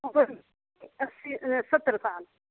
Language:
Dogri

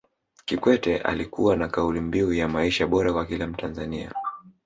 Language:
Swahili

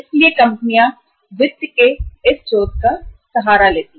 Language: Hindi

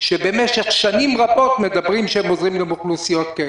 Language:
Hebrew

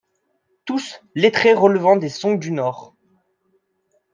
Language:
French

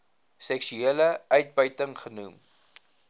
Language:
Afrikaans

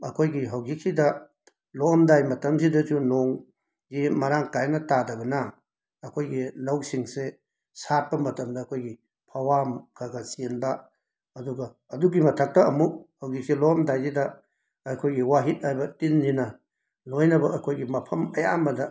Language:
Manipuri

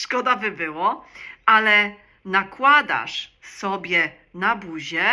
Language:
Polish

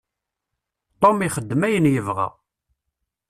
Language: Kabyle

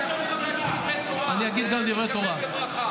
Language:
Hebrew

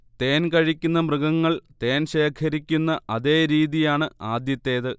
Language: Malayalam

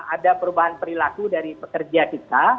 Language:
Indonesian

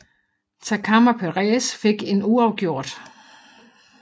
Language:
Danish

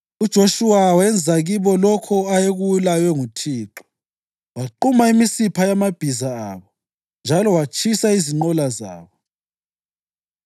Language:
North Ndebele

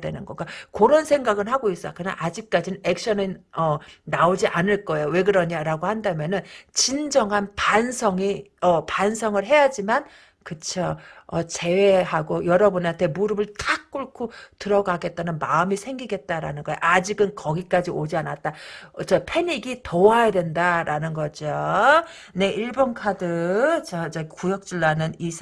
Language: Korean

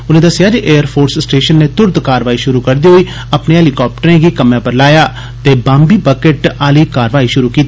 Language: Dogri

